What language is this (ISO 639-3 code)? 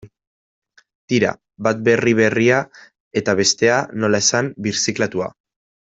eus